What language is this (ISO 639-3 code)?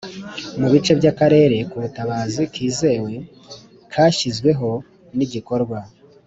kin